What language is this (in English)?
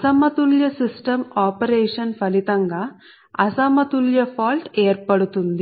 Telugu